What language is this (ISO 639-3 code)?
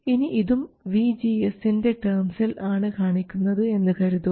mal